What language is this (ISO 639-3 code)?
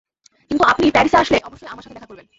ben